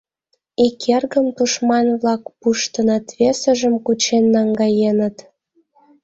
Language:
Mari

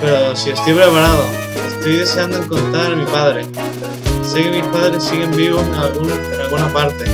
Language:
Spanish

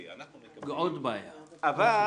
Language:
Hebrew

